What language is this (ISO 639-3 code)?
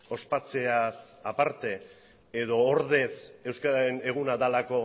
eus